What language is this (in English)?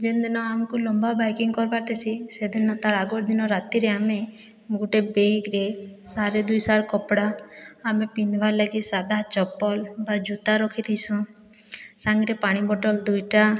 Odia